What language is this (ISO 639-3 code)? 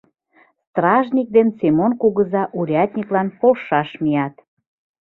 chm